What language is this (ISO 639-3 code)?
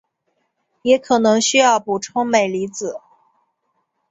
zho